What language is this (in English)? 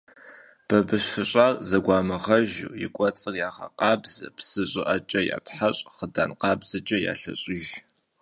Kabardian